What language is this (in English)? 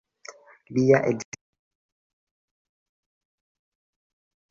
Esperanto